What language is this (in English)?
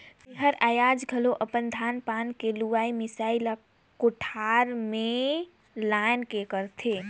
Chhattisgarhi